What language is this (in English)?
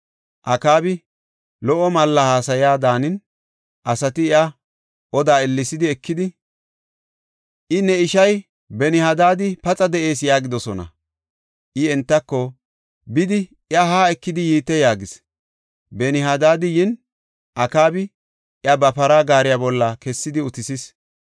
Gofa